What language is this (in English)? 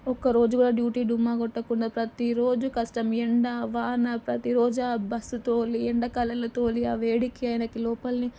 Telugu